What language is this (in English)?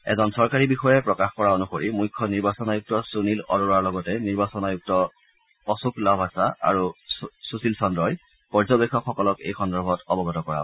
Assamese